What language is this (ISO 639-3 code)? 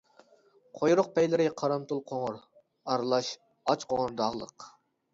uig